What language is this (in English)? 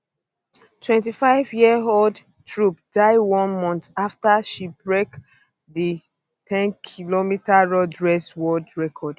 Nigerian Pidgin